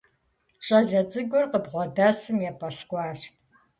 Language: Kabardian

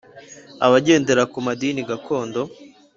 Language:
Kinyarwanda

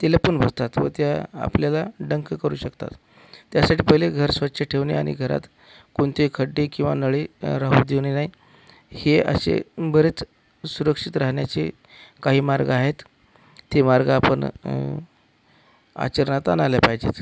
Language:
Marathi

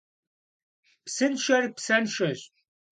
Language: Kabardian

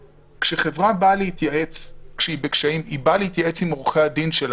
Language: Hebrew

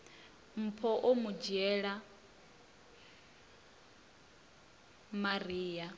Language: Venda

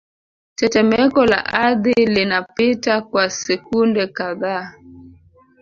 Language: Swahili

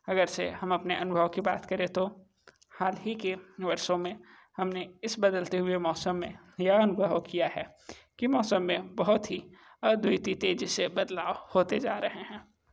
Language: Hindi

